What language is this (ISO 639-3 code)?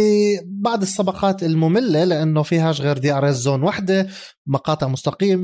ara